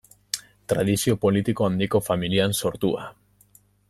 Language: Basque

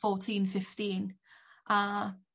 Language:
Welsh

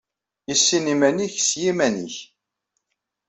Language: Kabyle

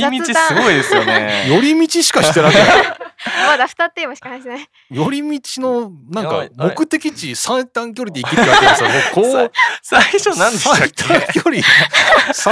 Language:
Japanese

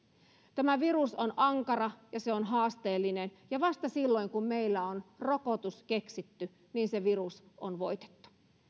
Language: Finnish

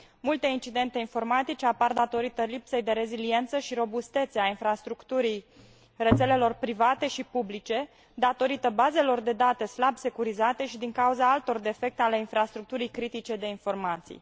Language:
Romanian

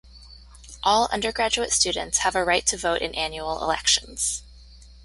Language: English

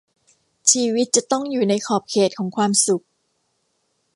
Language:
Thai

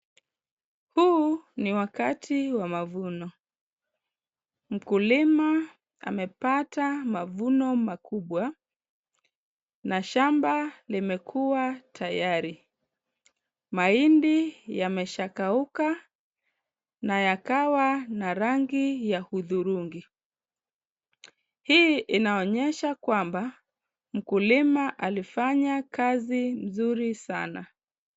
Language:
Swahili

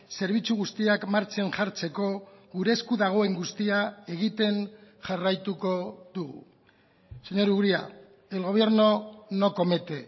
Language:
Basque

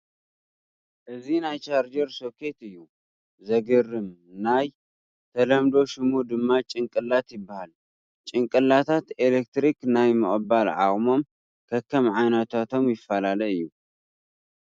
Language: Tigrinya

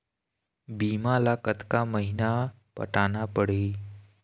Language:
Chhattisgarhi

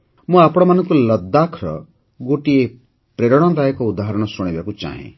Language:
Odia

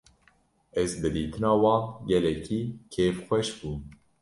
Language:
Kurdish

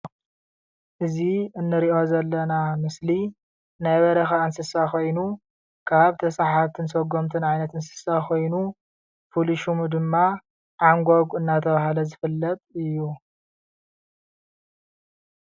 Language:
Tigrinya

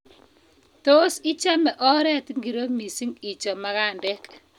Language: Kalenjin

